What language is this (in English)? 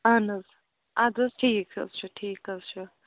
Kashmiri